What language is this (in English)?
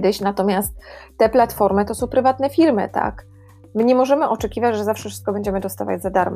Polish